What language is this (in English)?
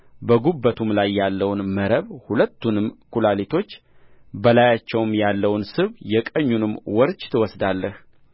Amharic